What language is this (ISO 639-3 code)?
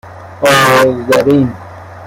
fas